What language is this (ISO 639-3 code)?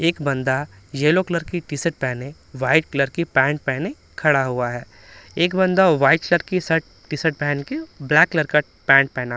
hin